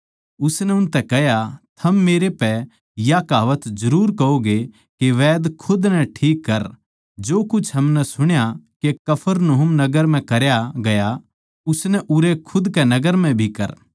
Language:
Haryanvi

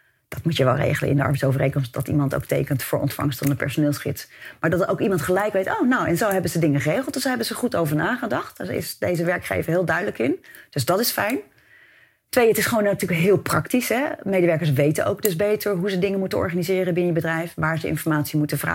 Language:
Dutch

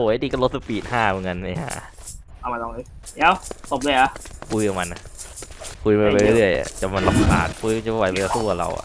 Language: Thai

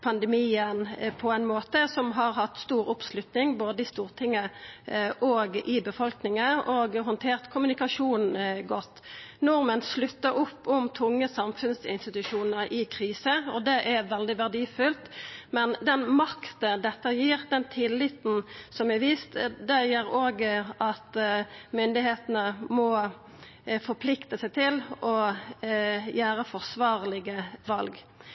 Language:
Norwegian Nynorsk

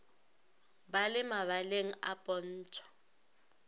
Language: Northern Sotho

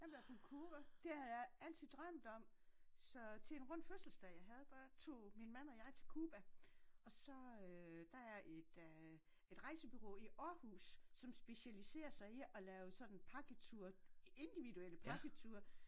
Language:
Danish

